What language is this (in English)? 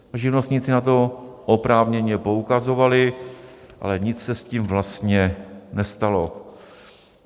Czech